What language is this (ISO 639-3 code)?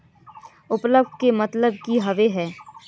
mag